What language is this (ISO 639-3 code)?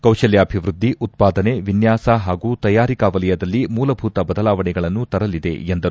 kan